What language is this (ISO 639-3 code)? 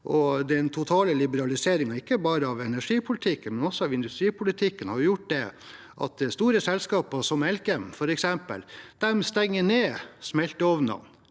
nor